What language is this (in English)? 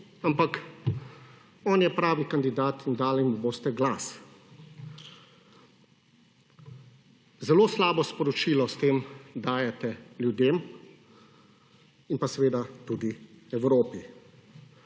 Slovenian